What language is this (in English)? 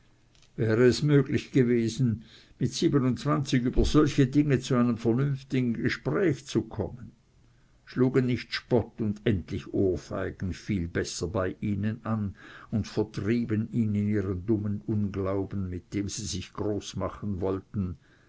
German